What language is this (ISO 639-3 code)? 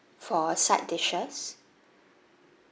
eng